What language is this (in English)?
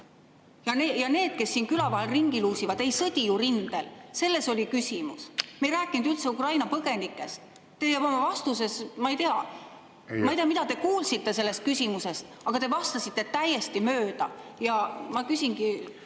Estonian